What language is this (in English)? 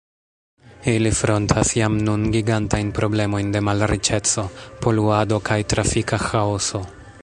Esperanto